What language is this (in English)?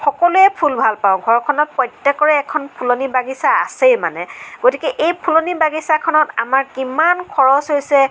Assamese